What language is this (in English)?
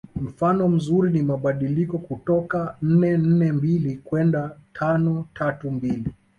Swahili